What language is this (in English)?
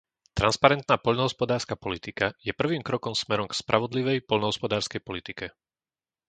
Slovak